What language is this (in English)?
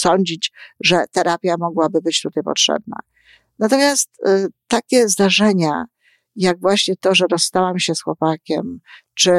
Polish